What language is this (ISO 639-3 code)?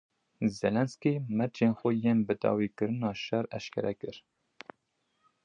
kur